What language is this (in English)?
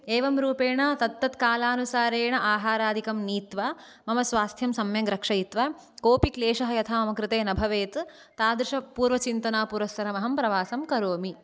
Sanskrit